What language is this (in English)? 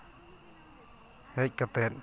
Santali